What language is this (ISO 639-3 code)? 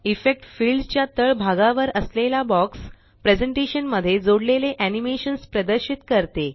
mar